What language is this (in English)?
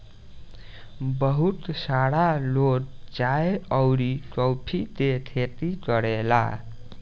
Bhojpuri